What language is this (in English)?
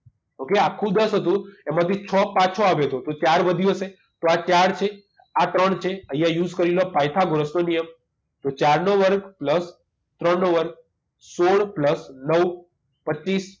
Gujarati